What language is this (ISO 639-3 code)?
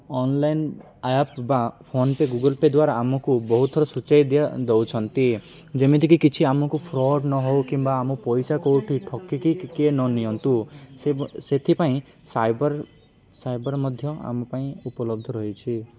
ori